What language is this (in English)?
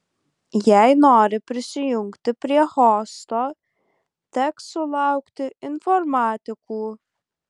Lithuanian